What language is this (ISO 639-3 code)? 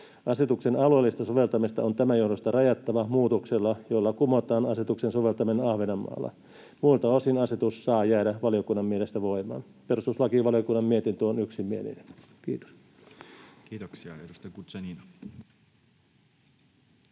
fin